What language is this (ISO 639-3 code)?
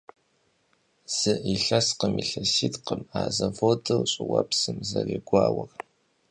kbd